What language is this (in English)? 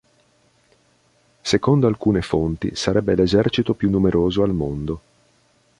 Italian